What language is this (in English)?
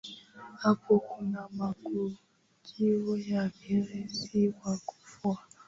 Swahili